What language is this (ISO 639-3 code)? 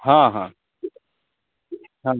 mai